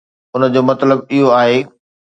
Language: Sindhi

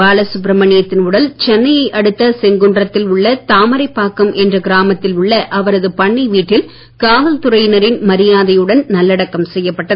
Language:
Tamil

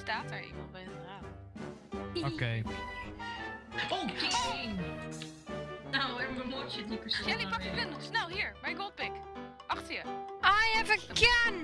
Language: Dutch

